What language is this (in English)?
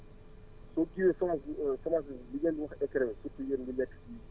Wolof